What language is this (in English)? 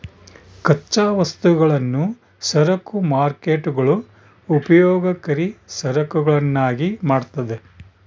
Kannada